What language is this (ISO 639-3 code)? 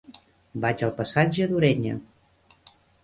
cat